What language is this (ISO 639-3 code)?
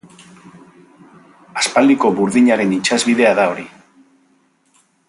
eus